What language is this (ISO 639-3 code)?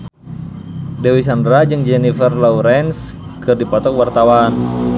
sun